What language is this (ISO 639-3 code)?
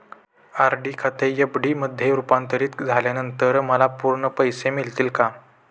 mar